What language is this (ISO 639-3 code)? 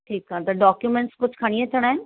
snd